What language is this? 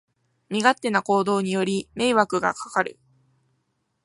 Japanese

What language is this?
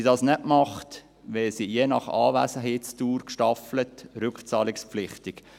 Swiss German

